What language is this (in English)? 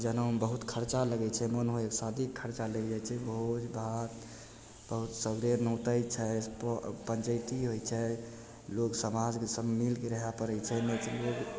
Maithili